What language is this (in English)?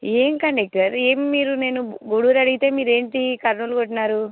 Telugu